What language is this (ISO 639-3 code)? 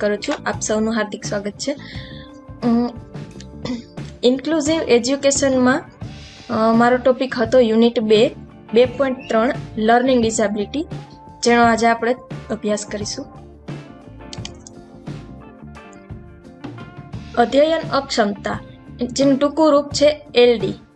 guj